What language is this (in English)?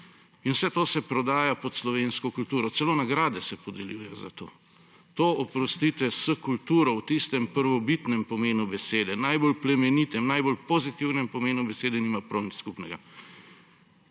Slovenian